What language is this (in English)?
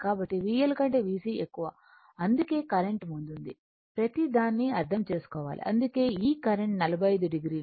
Telugu